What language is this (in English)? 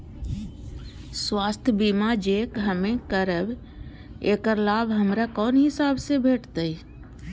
Maithili